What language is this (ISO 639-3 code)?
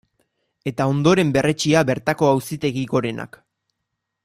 eus